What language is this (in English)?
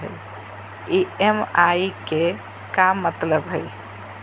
Magahi